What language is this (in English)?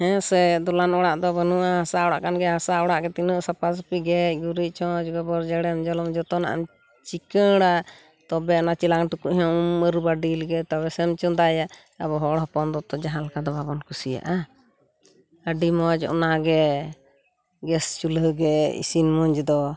Santali